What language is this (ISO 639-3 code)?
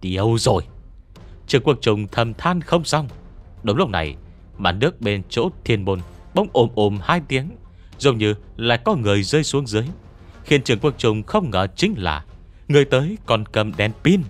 vie